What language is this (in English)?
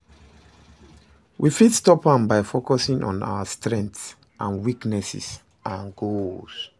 Nigerian Pidgin